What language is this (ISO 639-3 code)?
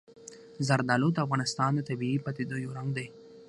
pus